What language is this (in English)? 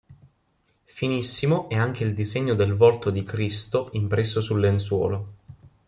Italian